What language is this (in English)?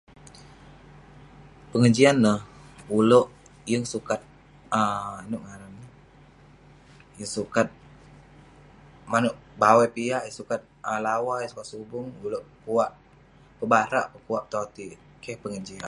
Western Penan